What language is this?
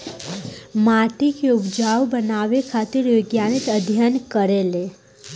Bhojpuri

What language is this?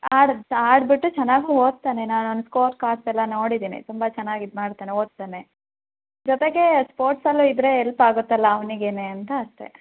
Kannada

